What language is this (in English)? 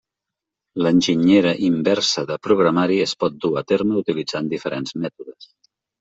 Catalan